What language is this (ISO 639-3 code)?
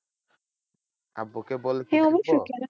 ben